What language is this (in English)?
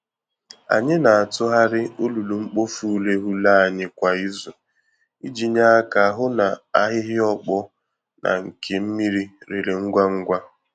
Igbo